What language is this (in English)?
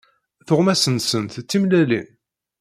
Kabyle